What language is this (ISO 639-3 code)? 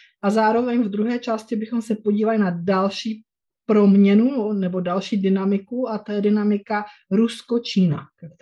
ces